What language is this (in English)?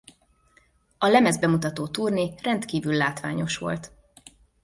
Hungarian